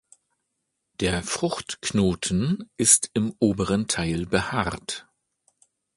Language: German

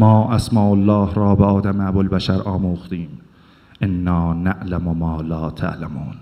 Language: Persian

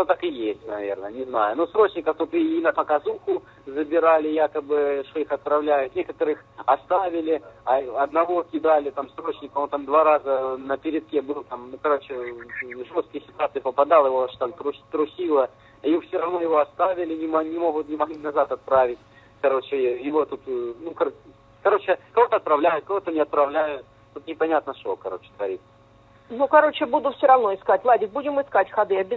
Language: Russian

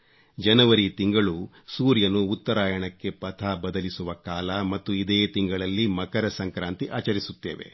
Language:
Kannada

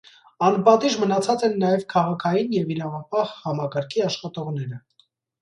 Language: Armenian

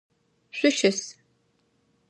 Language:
Adyghe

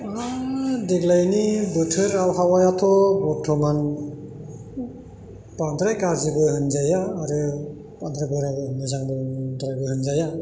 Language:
Bodo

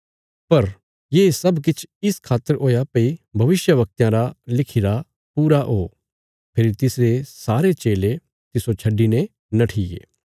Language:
Bilaspuri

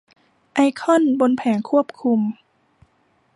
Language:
Thai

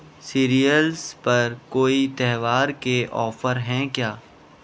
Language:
Urdu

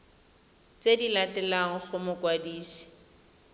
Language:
Tswana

